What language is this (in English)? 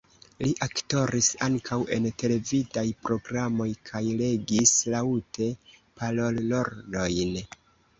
Esperanto